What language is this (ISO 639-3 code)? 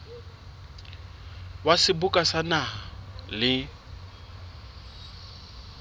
sot